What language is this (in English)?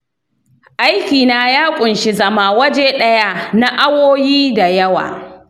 Hausa